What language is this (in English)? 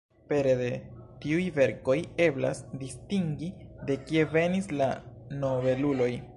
Esperanto